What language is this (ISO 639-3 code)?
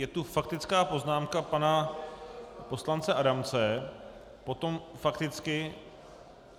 ces